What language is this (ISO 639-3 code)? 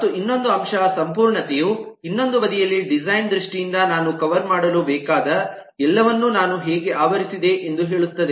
kan